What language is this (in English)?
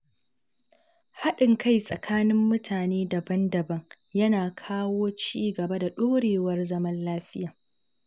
Hausa